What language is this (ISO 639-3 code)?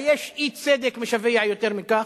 heb